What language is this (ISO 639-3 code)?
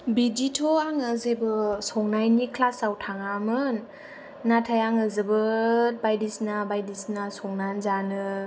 brx